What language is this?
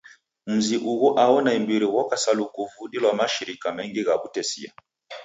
Taita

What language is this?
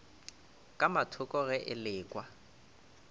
Northern Sotho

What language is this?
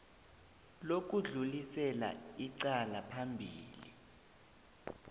South Ndebele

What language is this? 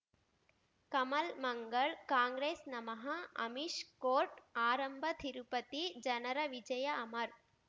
Kannada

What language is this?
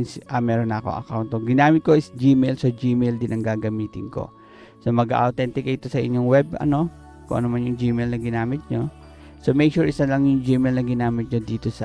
Filipino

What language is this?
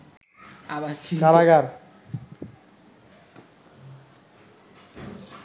Bangla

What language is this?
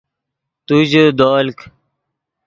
Yidgha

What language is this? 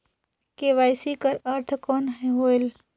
Chhattisgarhi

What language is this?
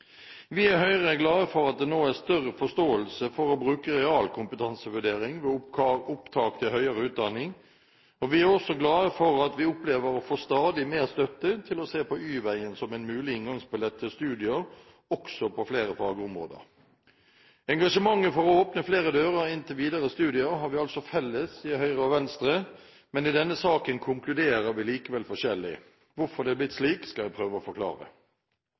Norwegian Bokmål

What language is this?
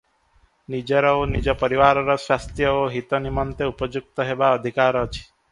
Odia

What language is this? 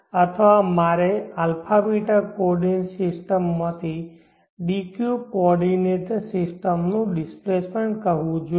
Gujarati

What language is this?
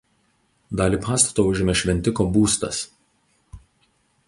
Lithuanian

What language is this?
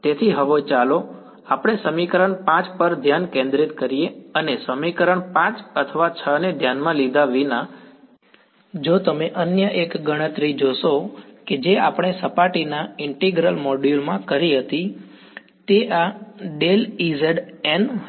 Gujarati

